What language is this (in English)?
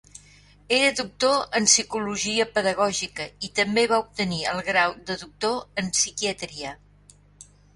Catalan